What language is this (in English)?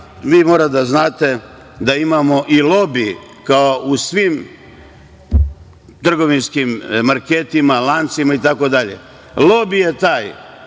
Serbian